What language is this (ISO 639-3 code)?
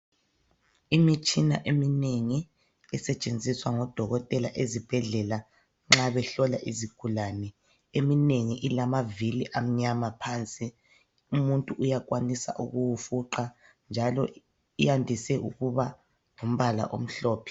nde